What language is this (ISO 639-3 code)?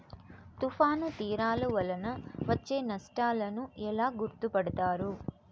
tel